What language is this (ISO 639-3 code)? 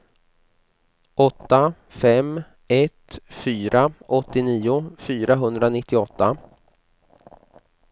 swe